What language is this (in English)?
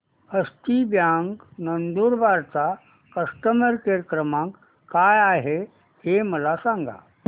Marathi